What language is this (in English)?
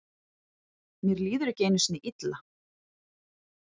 Icelandic